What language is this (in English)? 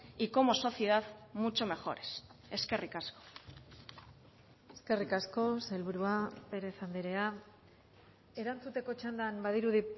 Basque